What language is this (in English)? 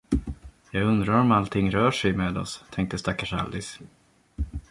Swedish